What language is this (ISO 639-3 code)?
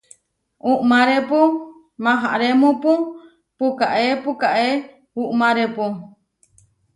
var